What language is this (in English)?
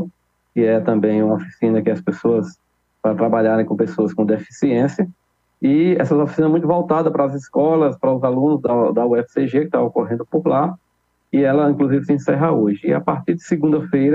Portuguese